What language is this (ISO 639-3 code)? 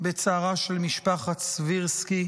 heb